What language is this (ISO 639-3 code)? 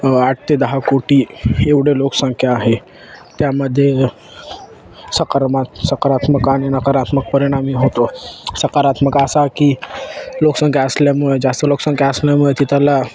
mar